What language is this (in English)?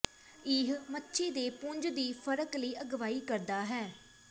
Punjabi